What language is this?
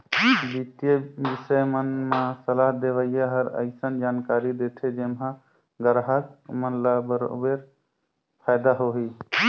Chhattisgarhi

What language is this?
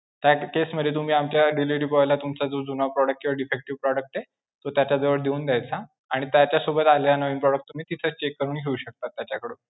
Marathi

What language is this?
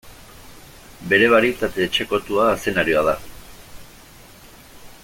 Basque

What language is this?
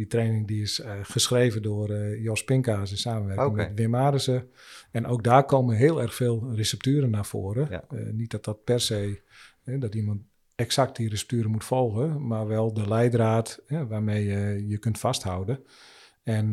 Dutch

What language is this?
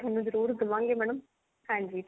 Punjabi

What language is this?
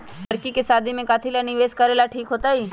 Magahi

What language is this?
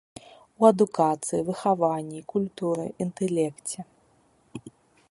Belarusian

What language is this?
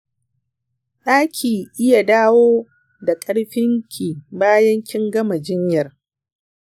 Hausa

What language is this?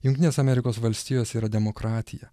Lithuanian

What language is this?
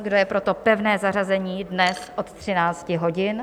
Czech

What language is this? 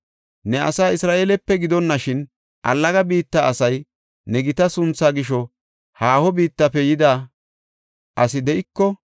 Gofa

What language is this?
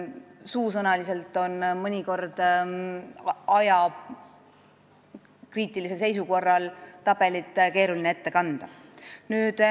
Estonian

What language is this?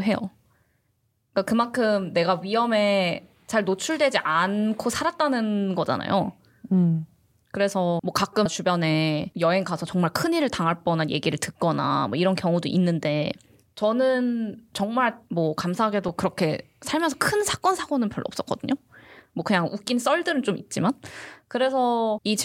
Korean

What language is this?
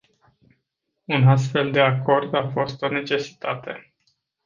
Romanian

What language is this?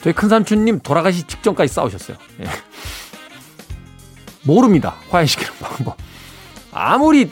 Korean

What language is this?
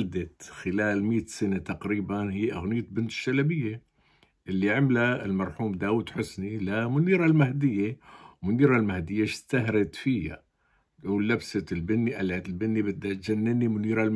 Arabic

